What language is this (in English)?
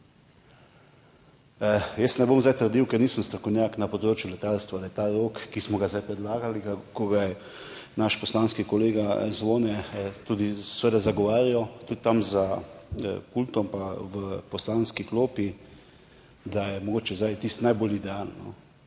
Slovenian